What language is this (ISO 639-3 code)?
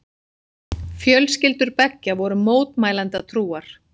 isl